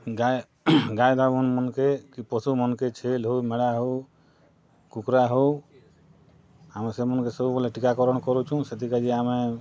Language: Odia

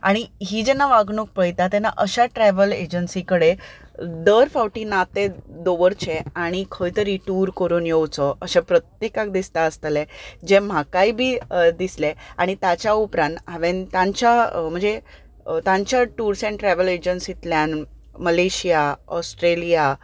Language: Konkani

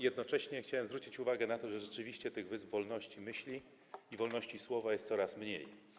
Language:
Polish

